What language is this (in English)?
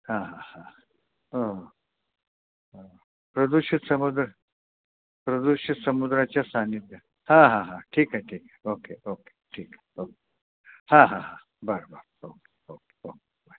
Marathi